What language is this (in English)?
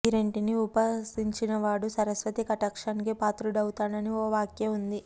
Telugu